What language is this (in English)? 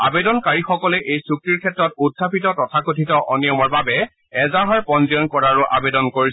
Assamese